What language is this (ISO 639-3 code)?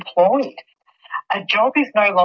ind